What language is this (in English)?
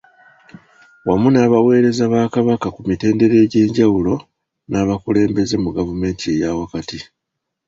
Ganda